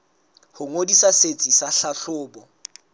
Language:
Southern Sotho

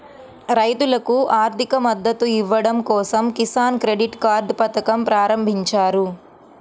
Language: Telugu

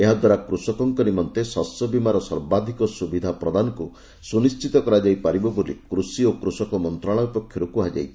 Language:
Odia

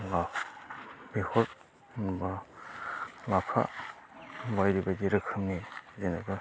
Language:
Bodo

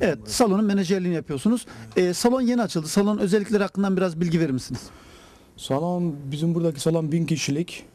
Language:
Turkish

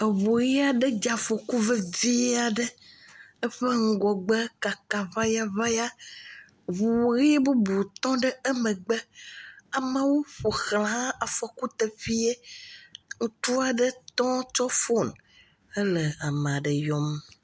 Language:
Ewe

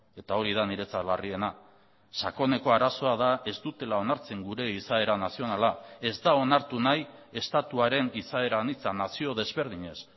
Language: Basque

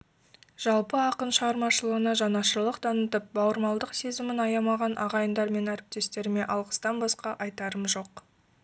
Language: Kazakh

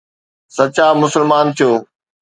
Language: Sindhi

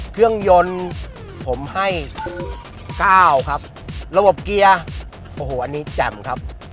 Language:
Thai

